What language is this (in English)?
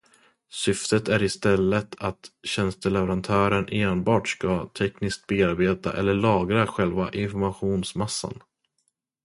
Swedish